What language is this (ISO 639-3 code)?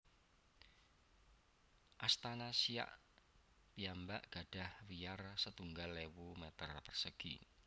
jav